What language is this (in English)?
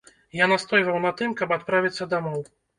Belarusian